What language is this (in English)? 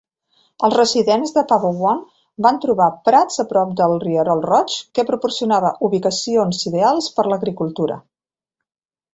Catalan